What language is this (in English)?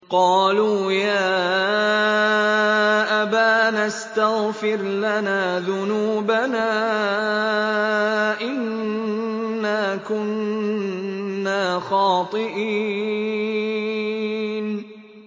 Arabic